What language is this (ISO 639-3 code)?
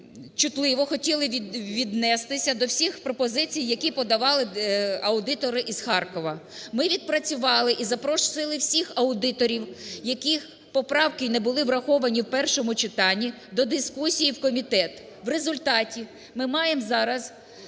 ukr